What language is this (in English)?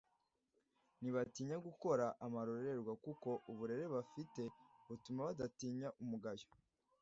Kinyarwanda